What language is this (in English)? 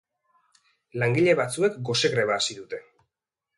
Basque